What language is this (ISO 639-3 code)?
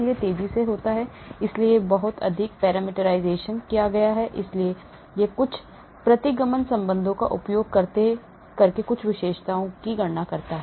hin